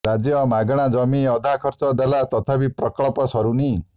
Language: Odia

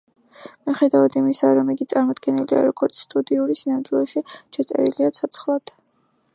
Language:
Georgian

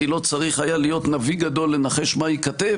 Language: Hebrew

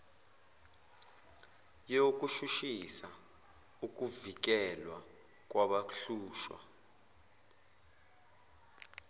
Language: Zulu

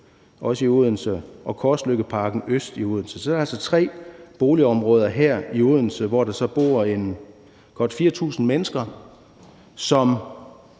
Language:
Danish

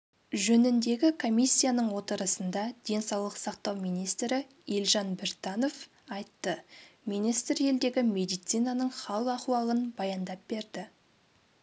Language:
Kazakh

